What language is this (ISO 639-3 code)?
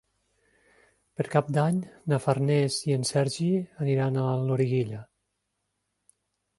cat